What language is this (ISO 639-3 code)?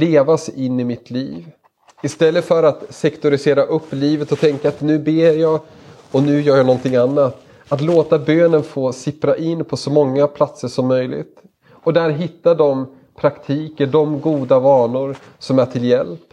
swe